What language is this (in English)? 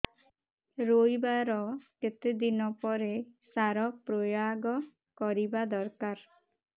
Odia